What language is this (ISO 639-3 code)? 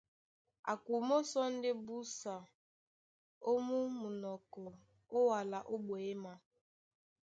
dua